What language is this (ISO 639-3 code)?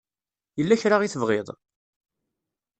kab